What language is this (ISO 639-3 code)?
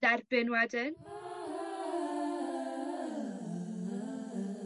cym